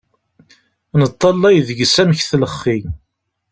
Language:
Kabyle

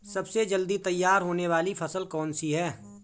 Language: Hindi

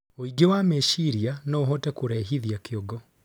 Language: Kikuyu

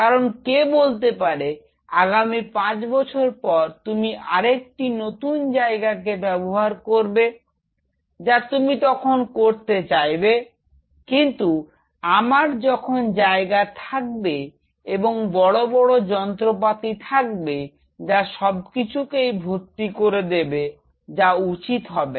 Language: Bangla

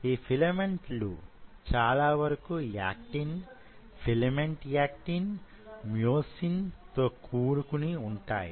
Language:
Telugu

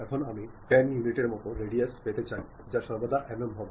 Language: Bangla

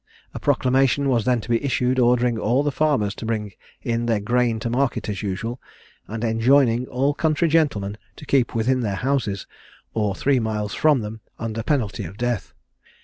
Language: English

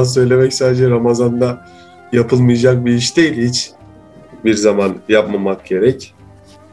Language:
Turkish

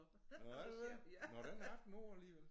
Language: Danish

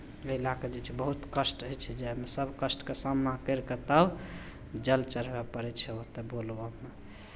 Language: Maithili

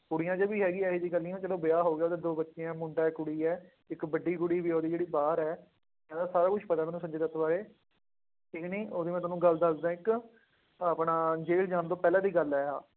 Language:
Punjabi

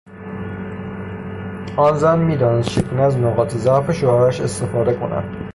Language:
Persian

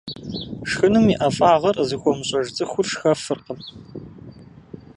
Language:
Kabardian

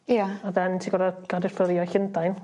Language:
Welsh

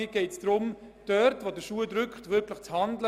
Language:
Swiss German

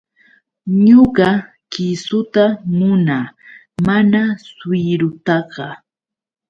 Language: Yauyos Quechua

